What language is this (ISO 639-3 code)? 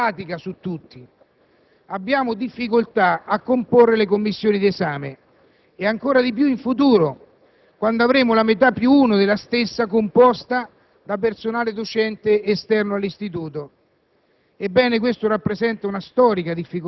ita